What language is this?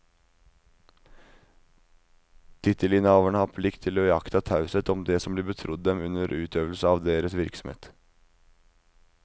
Norwegian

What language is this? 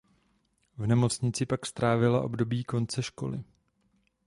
Czech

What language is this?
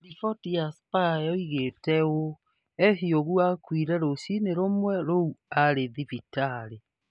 Kikuyu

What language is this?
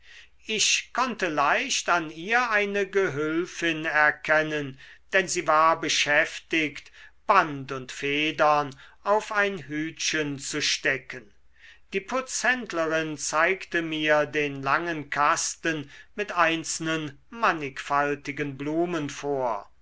German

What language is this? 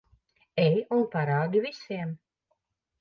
Latvian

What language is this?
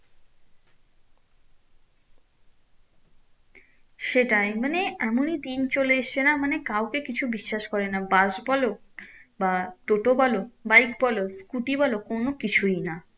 Bangla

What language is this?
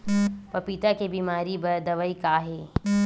Chhattisgarhi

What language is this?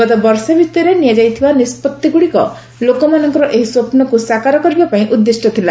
Odia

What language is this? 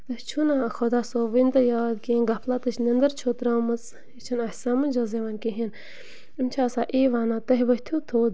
Kashmiri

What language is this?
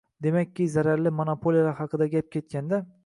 Uzbek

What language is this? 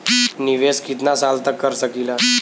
Bhojpuri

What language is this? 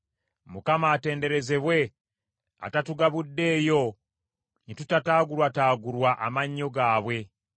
Ganda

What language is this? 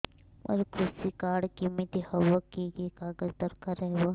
Odia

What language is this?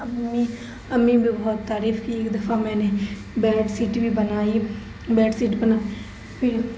Urdu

